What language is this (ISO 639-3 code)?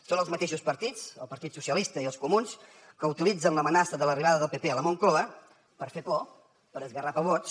cat